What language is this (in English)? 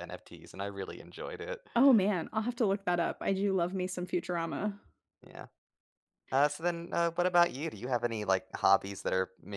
English